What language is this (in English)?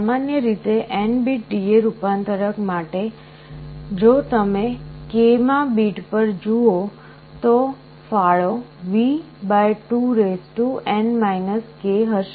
Gujarati